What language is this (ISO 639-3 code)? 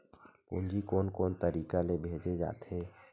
hne